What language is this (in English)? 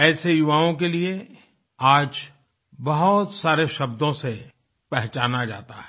Hindi